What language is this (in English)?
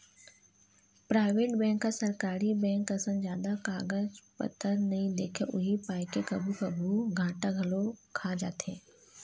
Chhattisgarhi